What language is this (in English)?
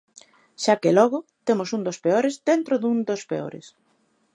Galician